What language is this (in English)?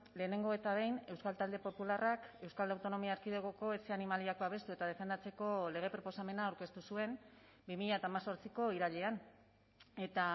Basque